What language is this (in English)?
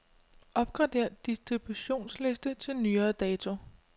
Danish